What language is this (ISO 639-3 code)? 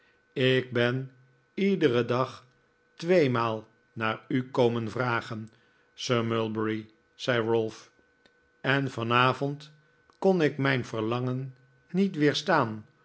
nld